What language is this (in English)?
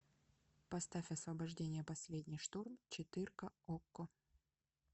Russian